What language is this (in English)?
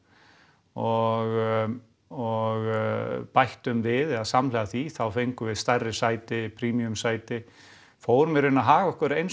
Icelandic